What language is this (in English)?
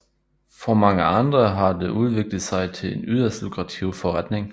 Danish